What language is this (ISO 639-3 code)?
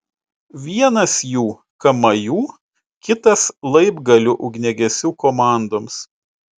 lit